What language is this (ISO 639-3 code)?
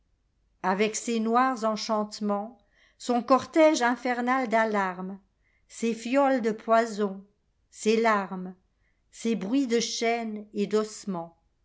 fra